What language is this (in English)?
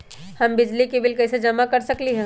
Magahi